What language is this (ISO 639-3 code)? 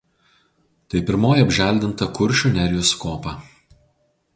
lit